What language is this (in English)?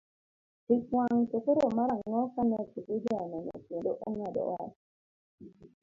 Luo (Kenya and Tanzania)